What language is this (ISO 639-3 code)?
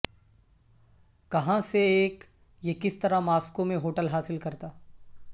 urd